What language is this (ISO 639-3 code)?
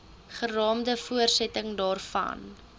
afr